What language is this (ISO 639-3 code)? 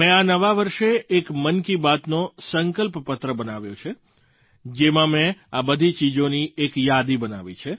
guj